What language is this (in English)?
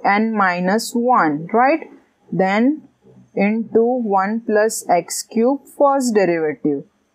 English